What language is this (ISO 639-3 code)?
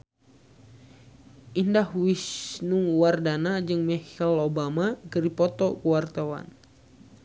sun